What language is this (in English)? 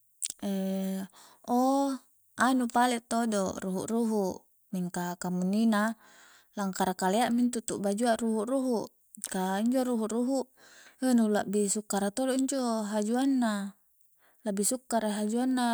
Coastal Konjo